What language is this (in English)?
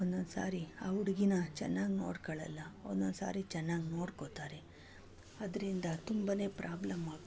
Kannada